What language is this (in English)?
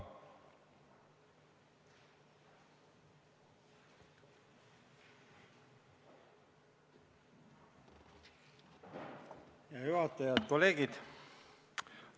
Estonian